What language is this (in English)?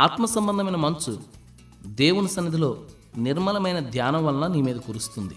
Telugu